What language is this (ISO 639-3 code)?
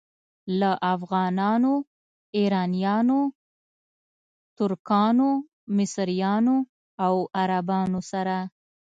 pus